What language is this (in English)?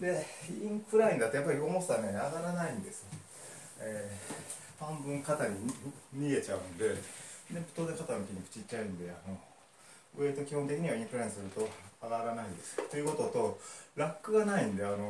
Japanese